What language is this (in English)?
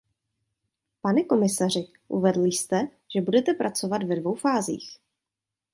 Czech